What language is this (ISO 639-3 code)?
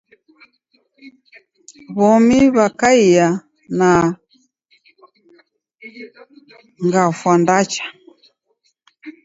dav